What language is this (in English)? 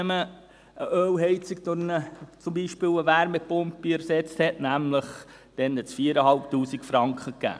Swiss German